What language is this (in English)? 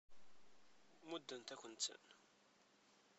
Kabyle